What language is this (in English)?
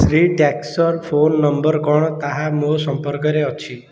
Odia